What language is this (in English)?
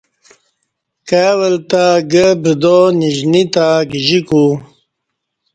Kati